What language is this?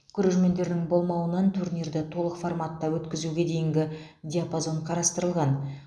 Kazakh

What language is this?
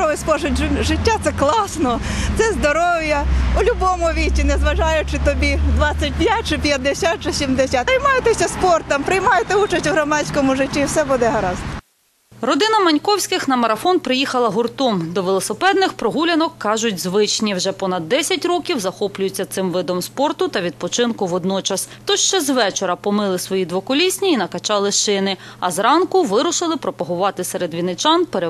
Ukrainian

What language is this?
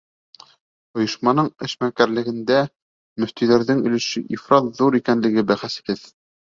Bashkir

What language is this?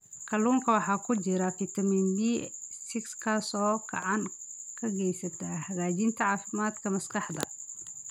Somali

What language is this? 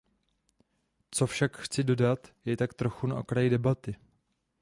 Czech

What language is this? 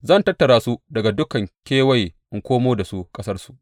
Hausa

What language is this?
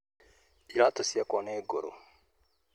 Kikuyu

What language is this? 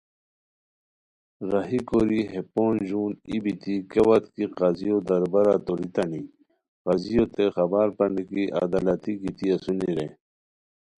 Khowar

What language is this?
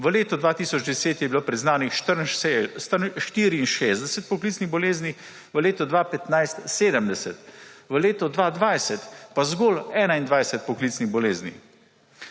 Slovenian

